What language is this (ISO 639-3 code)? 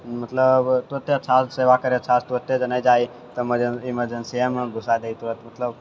mai